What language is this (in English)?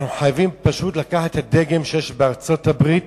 Hebrew